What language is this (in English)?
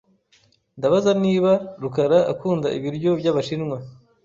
Kinyarwanda